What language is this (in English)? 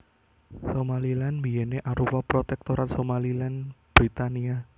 Javanese